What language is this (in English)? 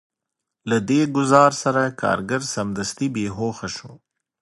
Pashto